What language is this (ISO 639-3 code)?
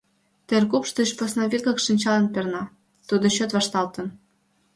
chm